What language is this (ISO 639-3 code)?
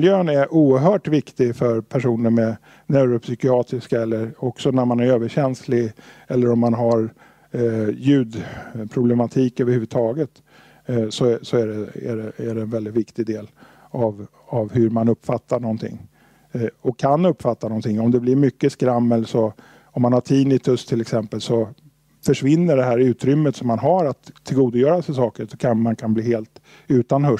swe